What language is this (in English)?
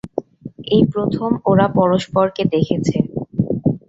Bangla